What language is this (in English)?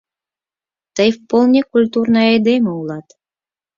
Mari